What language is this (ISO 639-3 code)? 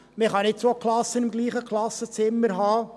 gsw